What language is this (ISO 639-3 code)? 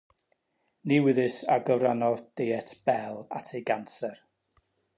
cym